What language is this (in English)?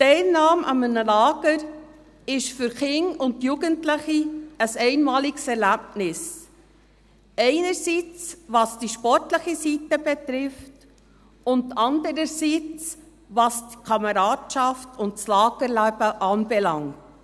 Swiss German